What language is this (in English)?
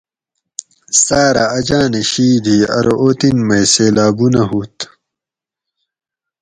Gawri